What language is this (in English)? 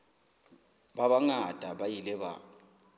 Southern Sotho